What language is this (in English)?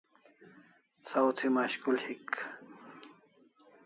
Kalasha